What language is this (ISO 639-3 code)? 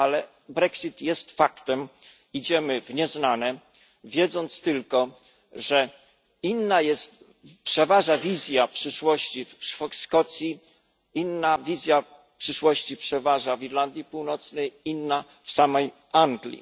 pol